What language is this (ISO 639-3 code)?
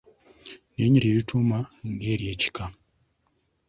lug